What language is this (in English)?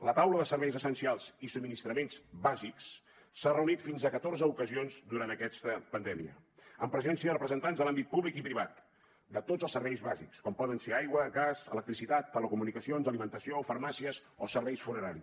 Catalan